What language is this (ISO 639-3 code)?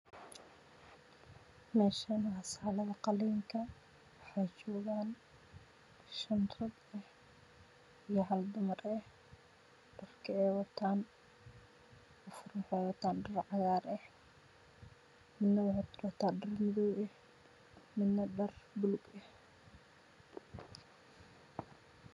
som